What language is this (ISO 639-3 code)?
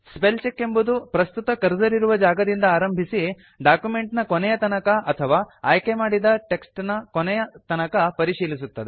kan